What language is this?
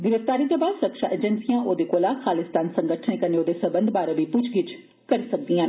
Dogri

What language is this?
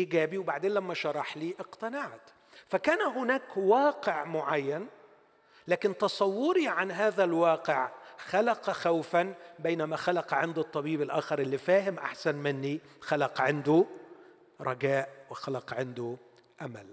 Arabic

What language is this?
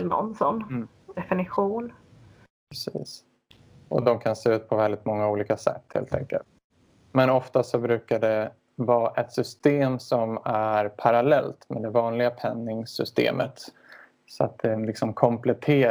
Swedish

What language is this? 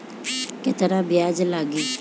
Bhojpuri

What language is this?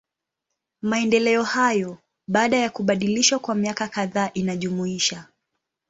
Swahili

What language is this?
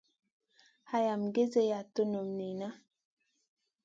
Masana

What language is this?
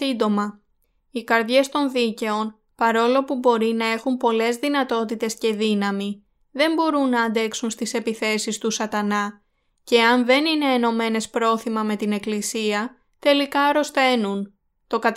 Greek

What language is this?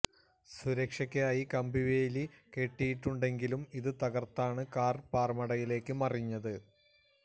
Malayalam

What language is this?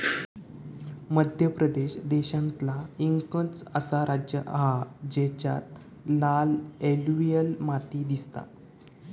Marathi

